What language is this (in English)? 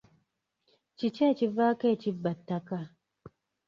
Ganda